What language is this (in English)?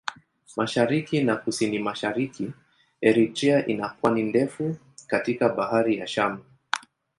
Swahili